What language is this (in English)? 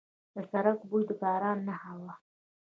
Pashto